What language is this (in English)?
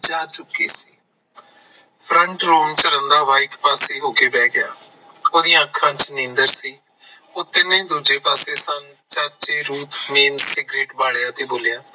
Punjabi